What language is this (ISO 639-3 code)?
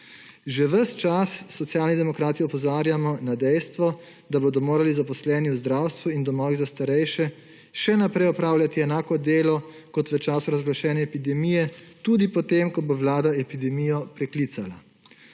slv